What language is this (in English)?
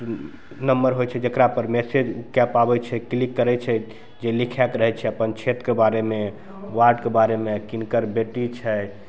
Maithili